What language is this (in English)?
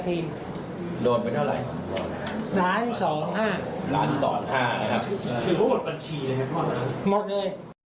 Thai